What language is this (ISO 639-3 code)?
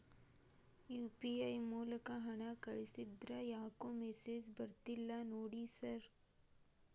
kan